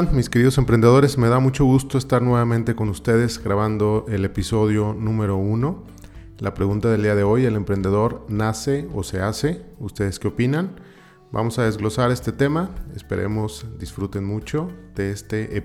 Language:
Spanish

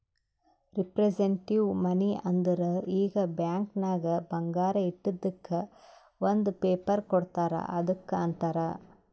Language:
Kannada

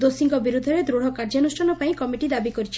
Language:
Odia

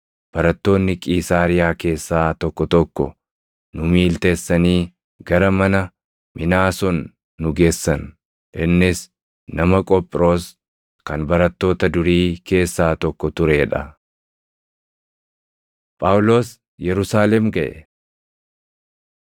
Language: Oromo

